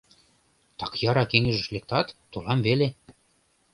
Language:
Mari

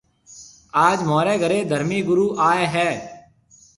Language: Marwari (Pakistan)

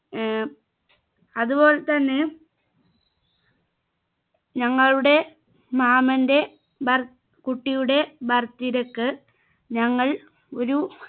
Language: Malayalam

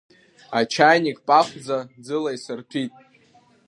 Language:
Abkhazian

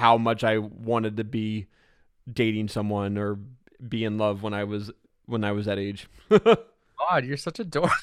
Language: English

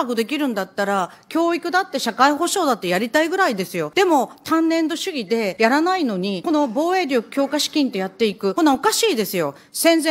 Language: Japanese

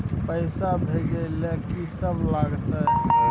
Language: Maithili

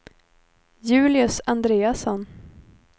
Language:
Swedish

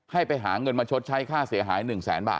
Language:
Thai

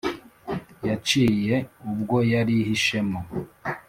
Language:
Kinyarwanda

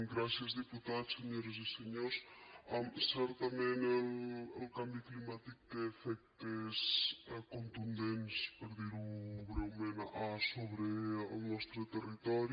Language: Catalan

